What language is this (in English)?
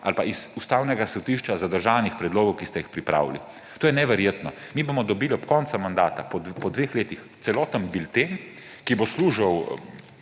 Slovenian